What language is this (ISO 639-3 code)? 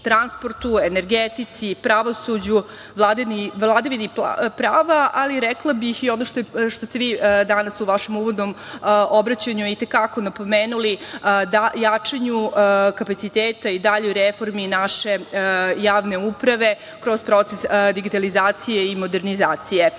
srp